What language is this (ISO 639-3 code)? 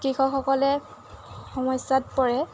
asm